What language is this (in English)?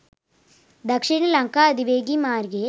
Sinhala